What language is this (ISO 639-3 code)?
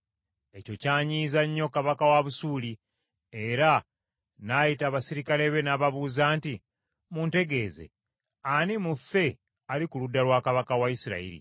lug